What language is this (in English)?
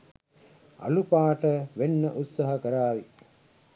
Sinhala